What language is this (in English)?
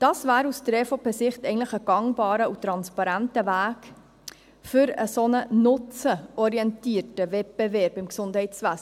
Swiss German